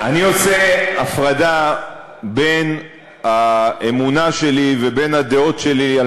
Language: Hebrew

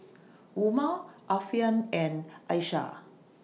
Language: English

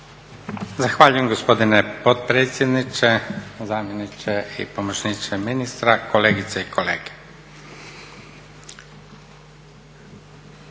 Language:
Croatian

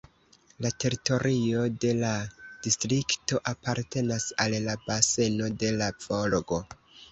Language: Esperanto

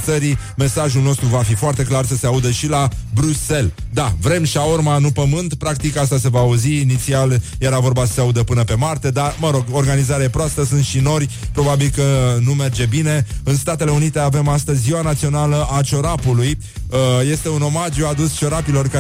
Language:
Romanian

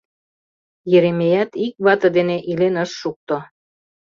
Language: Mari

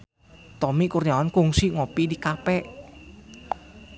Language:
Sundanese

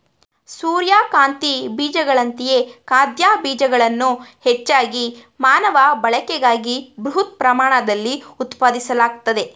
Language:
Kannada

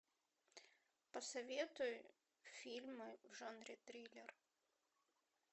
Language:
Russian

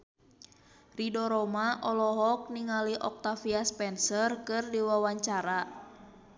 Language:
Sundanese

